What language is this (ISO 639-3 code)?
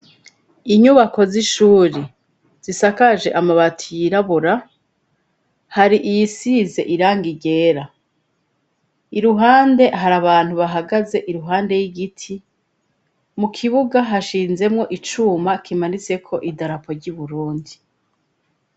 run